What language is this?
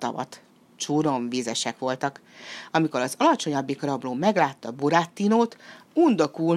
Hungarian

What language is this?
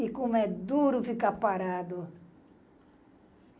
Portuguese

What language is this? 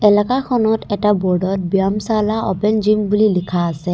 Assamese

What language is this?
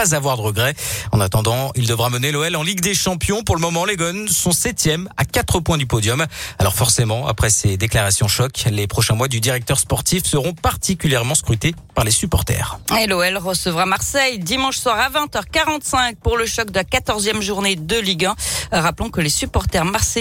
French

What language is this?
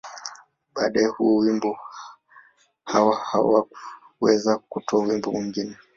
Swahili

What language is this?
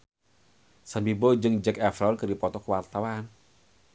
Sundanese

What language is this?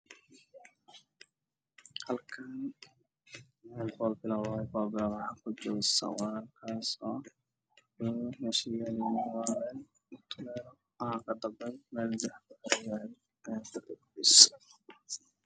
Somali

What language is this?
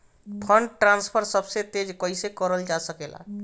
Bhojpuri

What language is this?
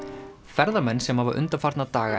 Icelandic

